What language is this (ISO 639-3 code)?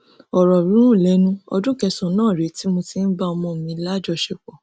yor